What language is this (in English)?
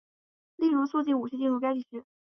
Chinese